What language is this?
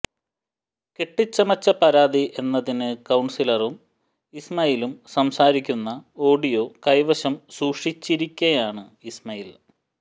Malayalam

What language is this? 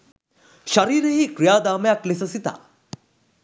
Sinhala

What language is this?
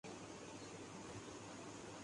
Urdu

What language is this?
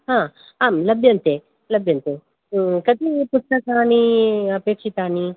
Sanskrit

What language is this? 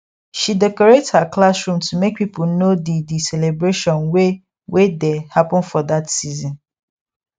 Nigerian Pidgin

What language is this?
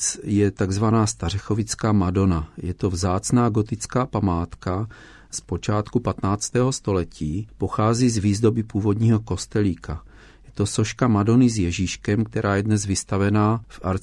Czech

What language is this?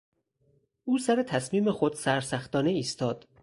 Persian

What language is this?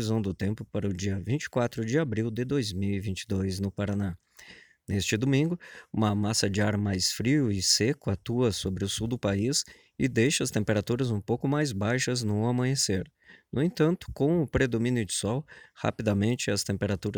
Portuguese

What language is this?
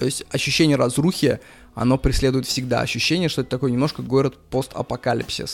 Russian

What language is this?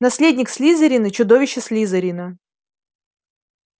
Russian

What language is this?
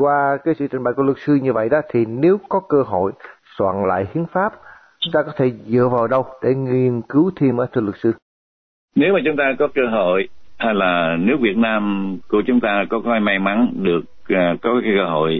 Vietnamese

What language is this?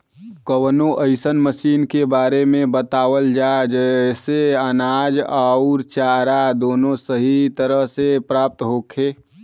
Bhojpuri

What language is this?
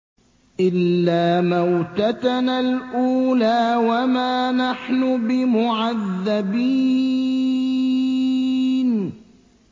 Arabic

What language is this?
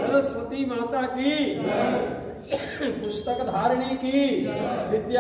Arabic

